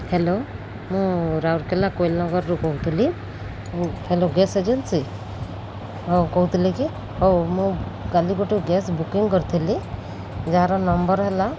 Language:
Odia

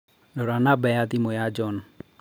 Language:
Kikuyu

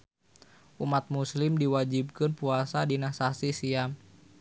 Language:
Sundanese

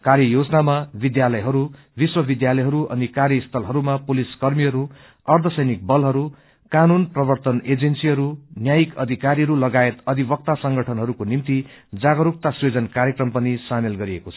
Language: Nepali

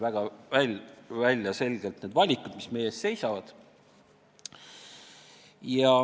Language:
Estonian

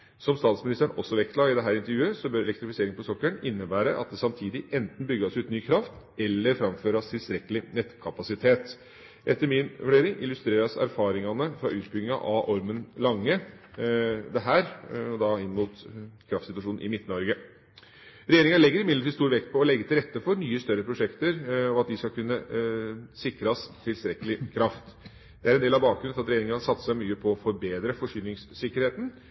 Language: Norwegian Bokmål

